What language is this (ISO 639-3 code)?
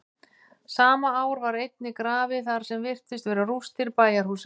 isl